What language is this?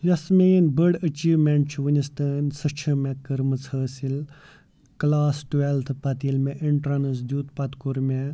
Kashmiri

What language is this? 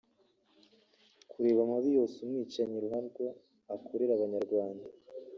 Kinyarwanda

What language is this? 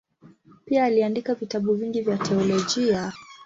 Swahili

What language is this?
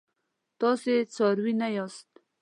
Pashto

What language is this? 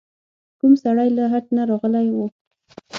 Pashto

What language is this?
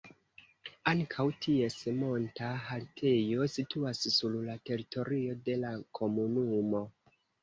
Esperanto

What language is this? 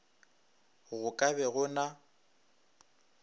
Northern Sotho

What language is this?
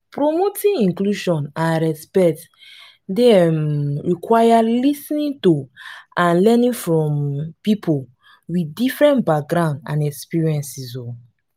Nigerian Pidgin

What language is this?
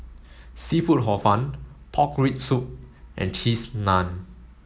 English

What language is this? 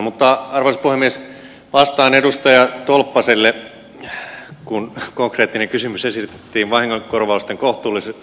Finnish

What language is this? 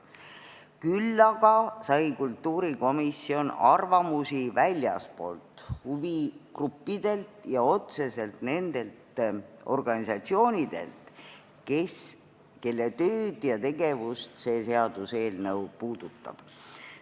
Estonian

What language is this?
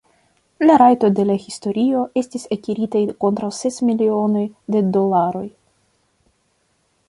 Esperanto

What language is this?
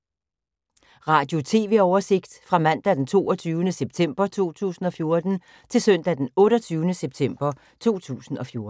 Danish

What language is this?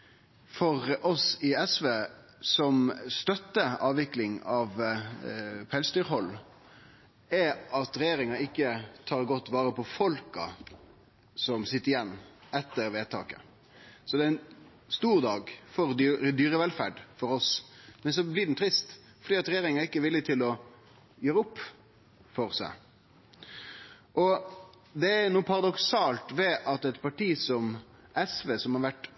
Norwegian Nynorsk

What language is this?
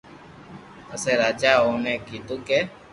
Loarki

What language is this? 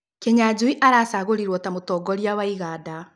Kikuyu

